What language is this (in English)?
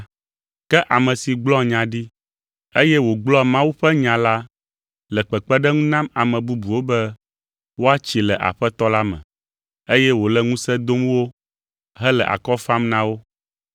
Ewe